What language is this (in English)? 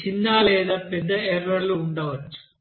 Telugu